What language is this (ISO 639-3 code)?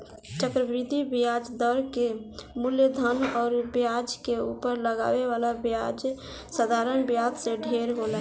bho